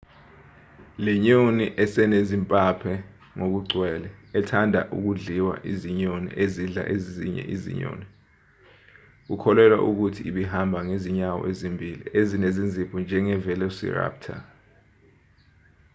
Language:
Zulu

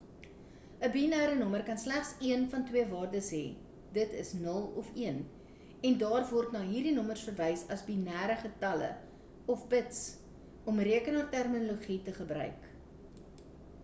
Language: Afrikaans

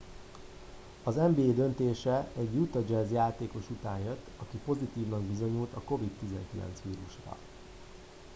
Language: Hungarian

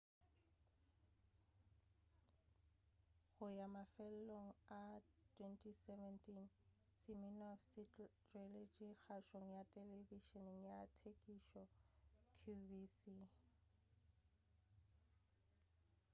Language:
Northern Sotho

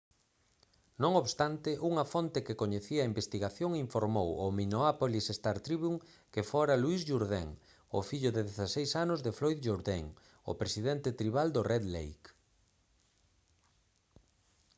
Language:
Galician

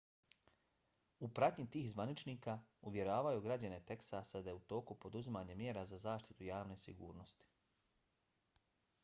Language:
Bosnian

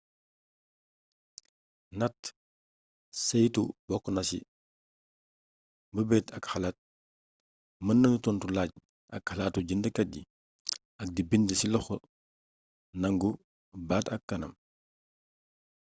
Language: Wolof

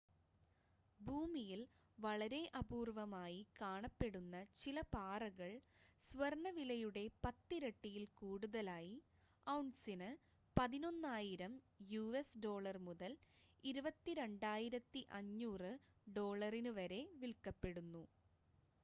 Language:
Malayalam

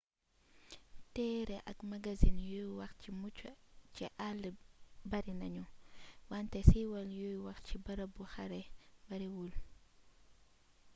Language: Wolof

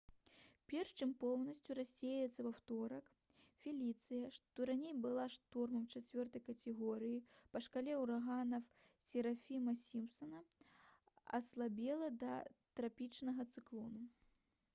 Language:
Belarusian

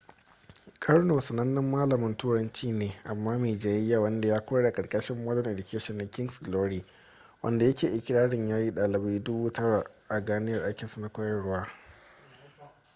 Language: Hausa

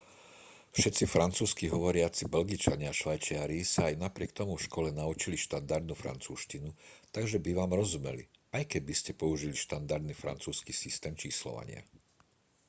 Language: Slovak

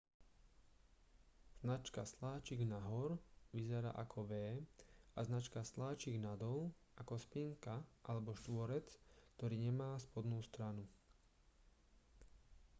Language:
Slovak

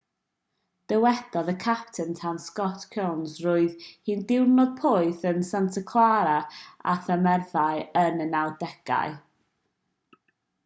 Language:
Welsh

